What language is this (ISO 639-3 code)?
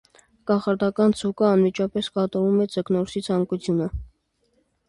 hye